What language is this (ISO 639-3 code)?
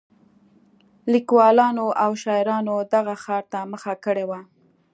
pus